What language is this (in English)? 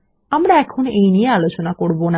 Bangla